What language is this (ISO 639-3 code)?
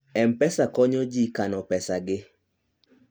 luo